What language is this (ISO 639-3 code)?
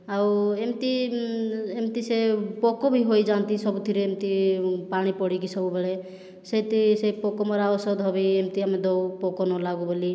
ori